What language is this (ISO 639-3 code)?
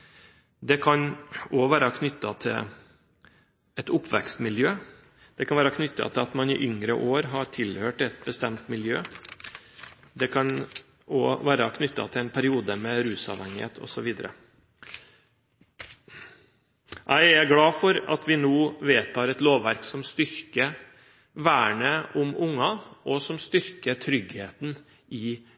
nob